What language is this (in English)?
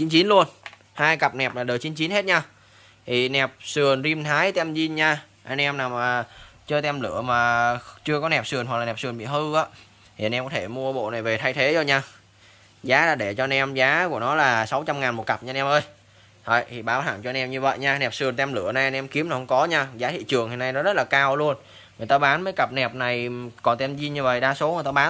Vietnamese